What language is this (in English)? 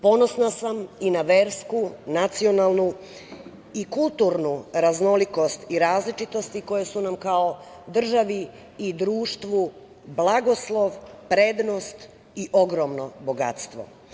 Serbian